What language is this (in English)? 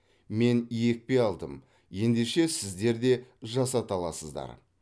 Kazakh